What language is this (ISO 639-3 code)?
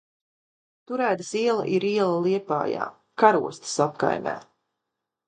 lav